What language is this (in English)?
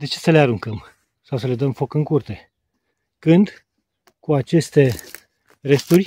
Romanian